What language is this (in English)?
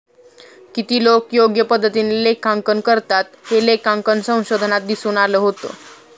Marathi